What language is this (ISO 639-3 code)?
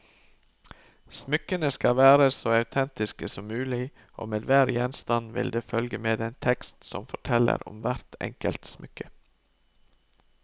nor